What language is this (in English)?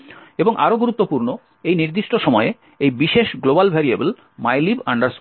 Bangla